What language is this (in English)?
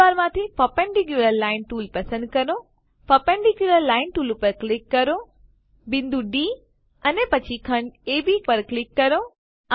Gujarati